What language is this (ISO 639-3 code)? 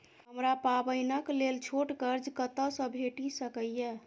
mai